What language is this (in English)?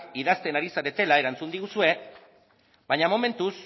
Basque